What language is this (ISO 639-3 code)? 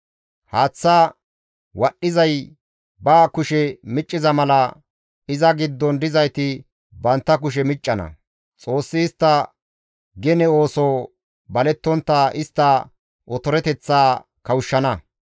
gmv